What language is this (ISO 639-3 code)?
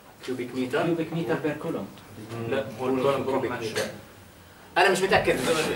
ara